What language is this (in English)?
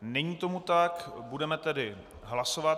Czech